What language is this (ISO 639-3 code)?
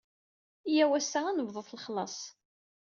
kab